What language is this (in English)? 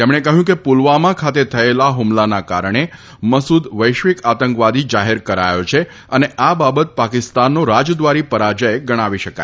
Gujarati